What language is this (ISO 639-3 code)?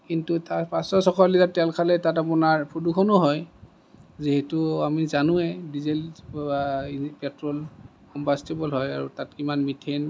asm